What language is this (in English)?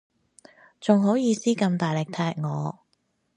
Cantonese